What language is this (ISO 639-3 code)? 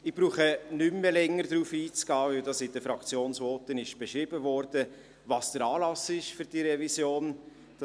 gsw